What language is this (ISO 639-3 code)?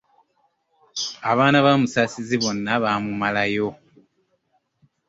lug